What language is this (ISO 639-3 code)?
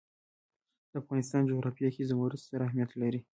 pus